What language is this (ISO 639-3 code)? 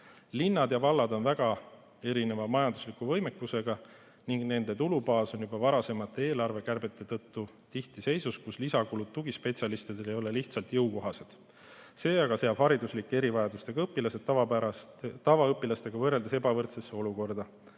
est